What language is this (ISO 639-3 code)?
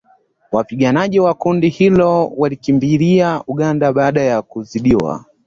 swa